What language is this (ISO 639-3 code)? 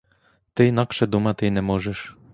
ukr